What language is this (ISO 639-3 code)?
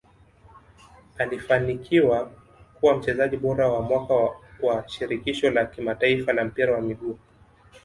swa